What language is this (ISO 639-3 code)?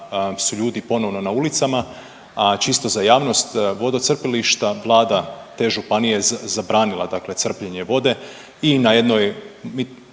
hrv